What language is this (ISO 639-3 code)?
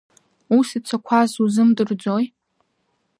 abk